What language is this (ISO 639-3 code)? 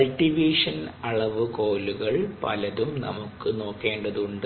mal